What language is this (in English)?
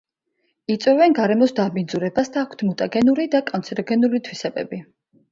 Georgian